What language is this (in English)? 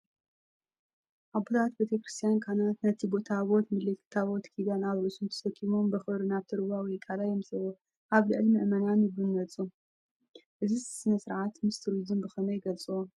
Tigrinya